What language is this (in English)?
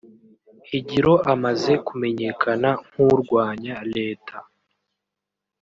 Kinyarwanda